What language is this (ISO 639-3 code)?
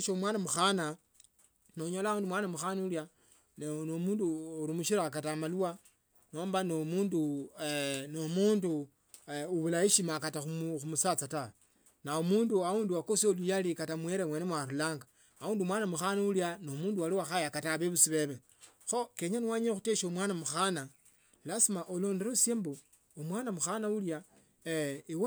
lto